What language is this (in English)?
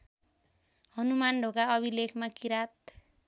Nepali